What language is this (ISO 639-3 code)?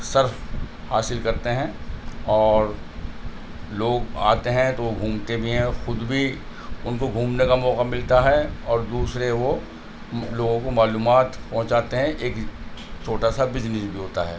urd